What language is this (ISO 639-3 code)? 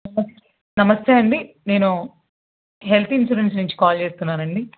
tel